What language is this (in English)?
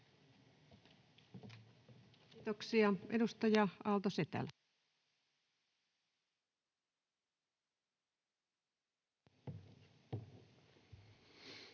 Finnish